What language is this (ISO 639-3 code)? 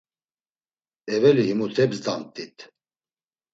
lzz